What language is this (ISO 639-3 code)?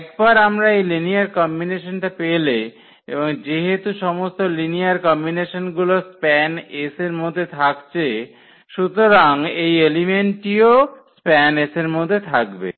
ben